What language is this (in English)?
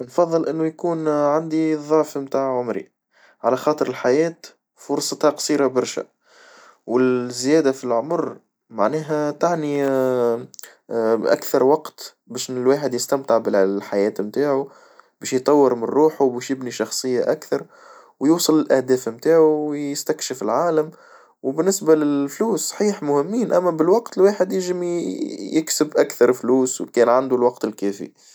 Tunisian Arabic